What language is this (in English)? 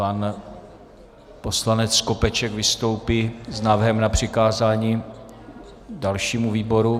Czech